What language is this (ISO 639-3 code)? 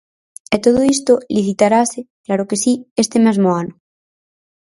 glg